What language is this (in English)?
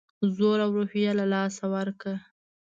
Pashto